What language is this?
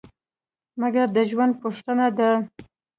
Pashto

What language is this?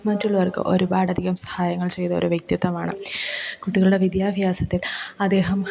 Malayalam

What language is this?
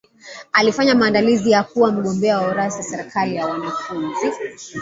Swahili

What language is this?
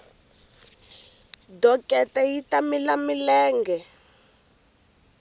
Tsonga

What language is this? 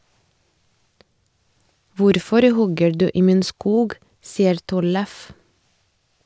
Norwegian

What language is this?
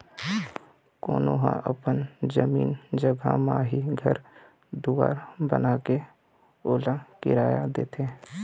Chhattisgarhi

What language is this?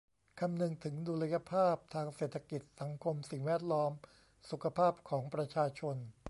Thai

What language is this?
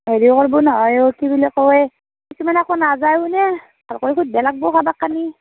Assamese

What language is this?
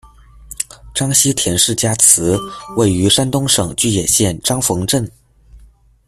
Chinese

